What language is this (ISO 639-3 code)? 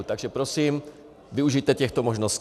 ces